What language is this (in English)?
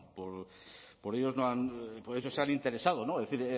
Spanish